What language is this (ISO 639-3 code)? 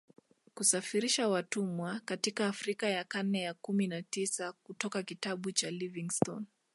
swa